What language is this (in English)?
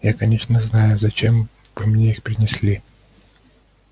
Russian